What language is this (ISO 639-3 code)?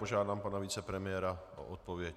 ces